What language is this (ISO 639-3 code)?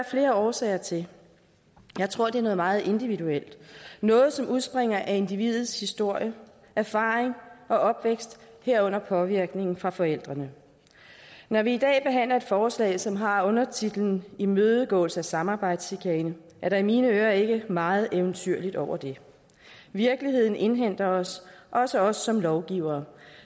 dan